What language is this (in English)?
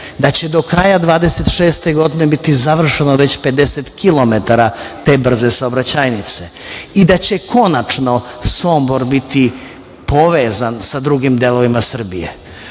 Serbian